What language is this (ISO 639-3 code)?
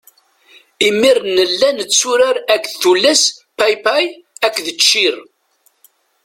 kab